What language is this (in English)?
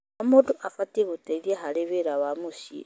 Kikuyu